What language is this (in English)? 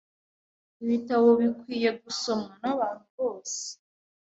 Kinyarwanda